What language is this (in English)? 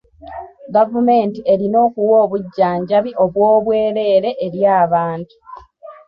Ganda